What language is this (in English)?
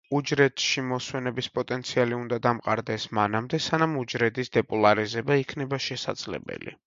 Georgian